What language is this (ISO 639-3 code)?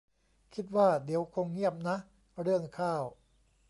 tha